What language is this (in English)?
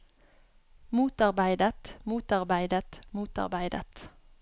Norwegian